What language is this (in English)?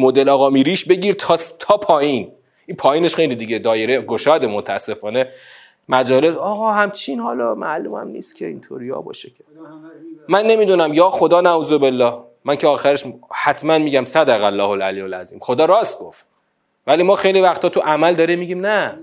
Persian